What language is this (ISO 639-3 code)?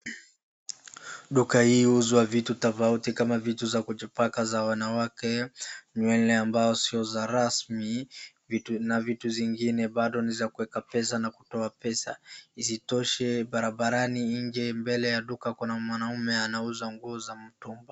swa